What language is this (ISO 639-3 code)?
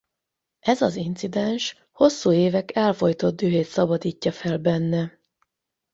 hun